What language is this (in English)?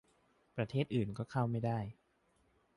Thai